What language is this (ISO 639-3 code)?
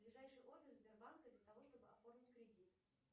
rus